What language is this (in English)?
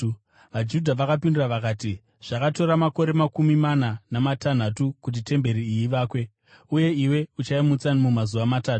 Shona